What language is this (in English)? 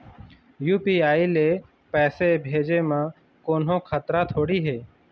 Chhattisgarhi